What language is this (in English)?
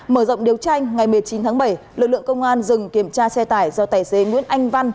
Vietnamese